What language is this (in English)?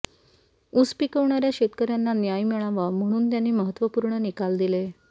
Marathi